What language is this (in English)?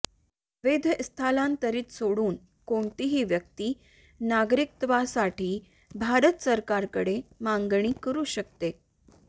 Marathi